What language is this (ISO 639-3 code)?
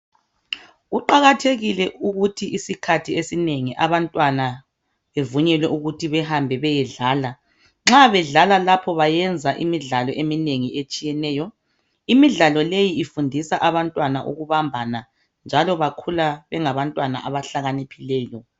nde